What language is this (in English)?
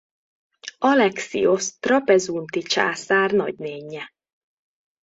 Hungarian